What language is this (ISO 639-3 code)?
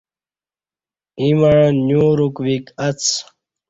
bsh